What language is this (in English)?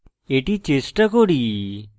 Bangla